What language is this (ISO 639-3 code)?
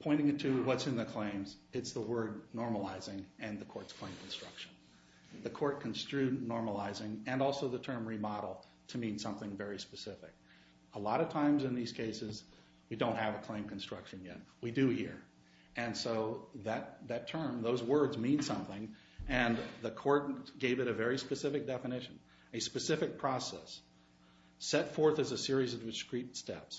eng